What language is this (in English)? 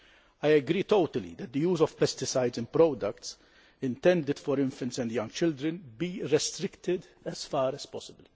English